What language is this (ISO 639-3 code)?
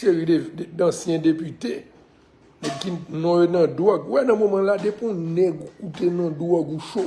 fra